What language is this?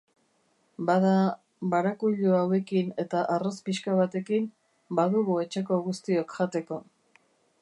Basque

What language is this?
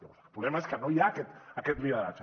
Catalan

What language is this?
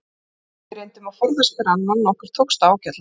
Icelandic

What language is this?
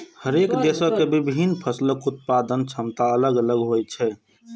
Maithili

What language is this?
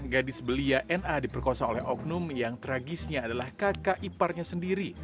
Indonesian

